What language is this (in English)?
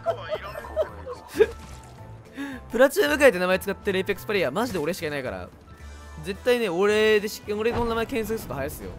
Japanese